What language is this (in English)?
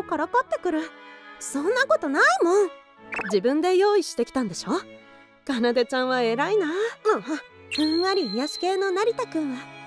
Japanese